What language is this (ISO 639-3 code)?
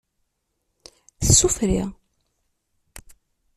kab